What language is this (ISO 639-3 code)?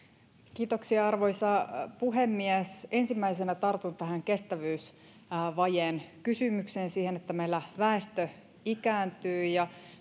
fin